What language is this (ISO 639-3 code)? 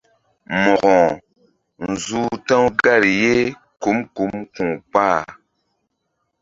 mdd